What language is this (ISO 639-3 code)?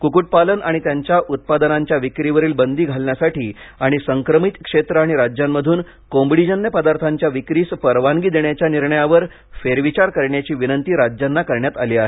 mar